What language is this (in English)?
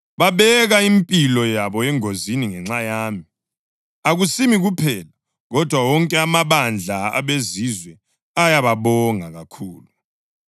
North Ndebele